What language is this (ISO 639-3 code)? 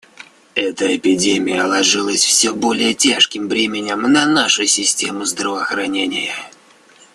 rus